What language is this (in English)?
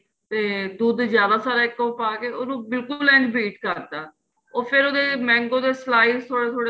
Punjabi